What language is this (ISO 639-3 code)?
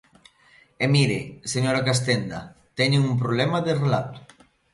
glg